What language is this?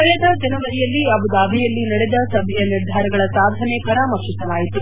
Kannada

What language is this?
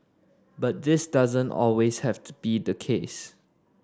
English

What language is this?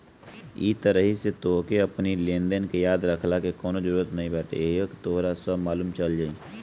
Bhojpuri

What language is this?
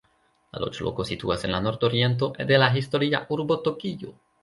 Esperanto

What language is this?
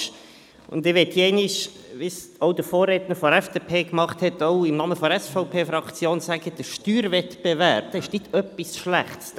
Swiss German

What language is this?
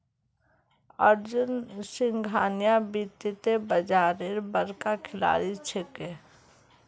Magahi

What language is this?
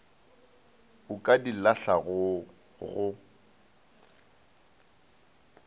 Northern Sotho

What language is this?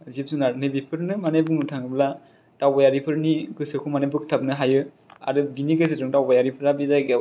Bodo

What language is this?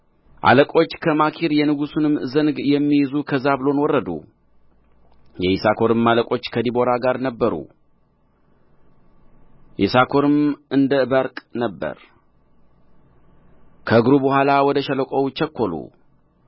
Amharic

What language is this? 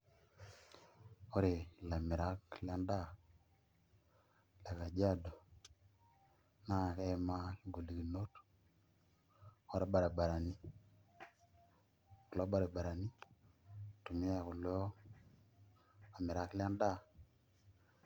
Masai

